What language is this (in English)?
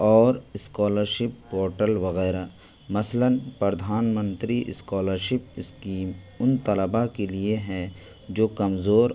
Urdu